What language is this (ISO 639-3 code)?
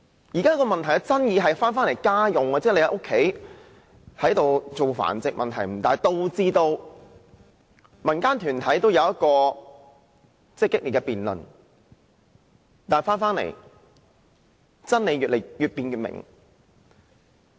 yue